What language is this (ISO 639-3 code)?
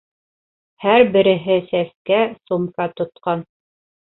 bak